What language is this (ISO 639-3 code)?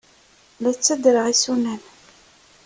kab